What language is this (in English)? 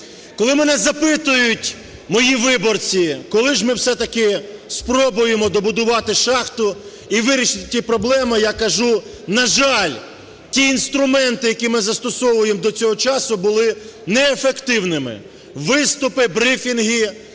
Ukrainian